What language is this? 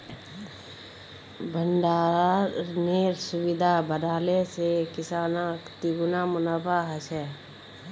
Magahi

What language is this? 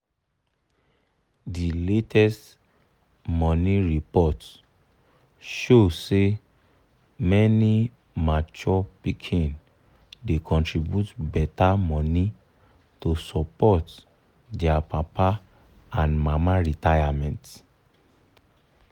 Nigerian Pidgin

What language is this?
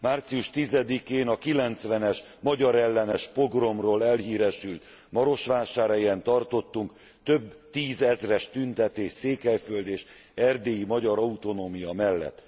Hungarian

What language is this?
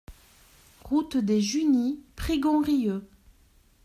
French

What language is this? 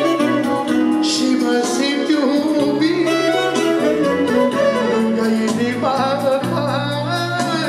Romanian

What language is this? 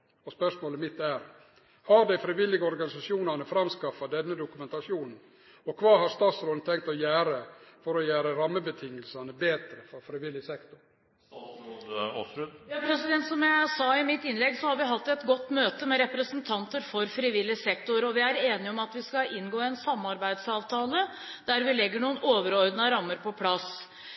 Norwegian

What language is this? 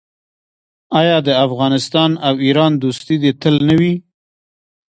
Pashto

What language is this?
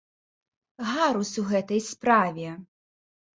Belarusian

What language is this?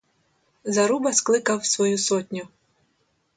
Ukrainian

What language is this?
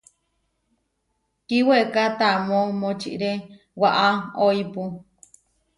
Huarijio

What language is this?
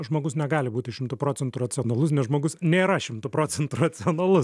Lithuanian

